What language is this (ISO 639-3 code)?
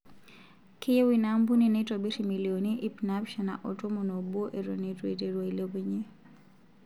mas